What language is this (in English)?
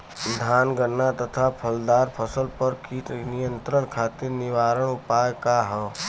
Bhojpuri